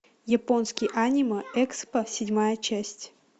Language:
Russian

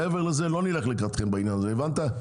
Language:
Hebrew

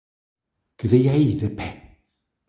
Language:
Galician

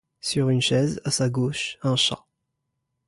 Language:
French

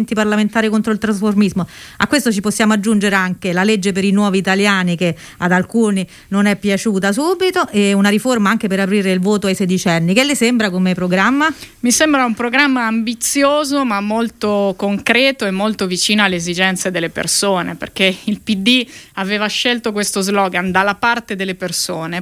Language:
Italian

